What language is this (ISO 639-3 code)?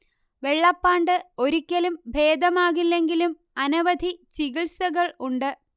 mal